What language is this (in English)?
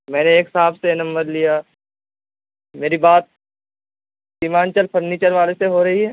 Urdu